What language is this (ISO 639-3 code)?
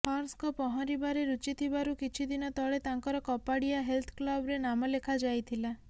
ori